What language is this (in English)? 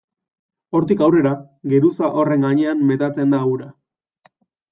Basque